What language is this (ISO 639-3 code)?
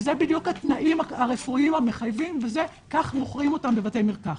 heb